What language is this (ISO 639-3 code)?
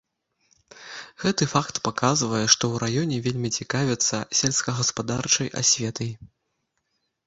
bel